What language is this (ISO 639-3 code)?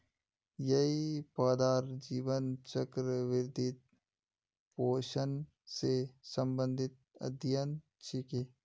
mag